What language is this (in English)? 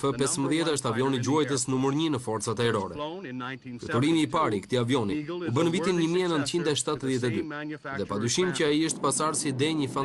Romanian